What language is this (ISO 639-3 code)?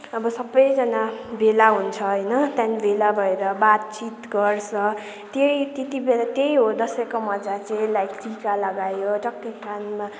nep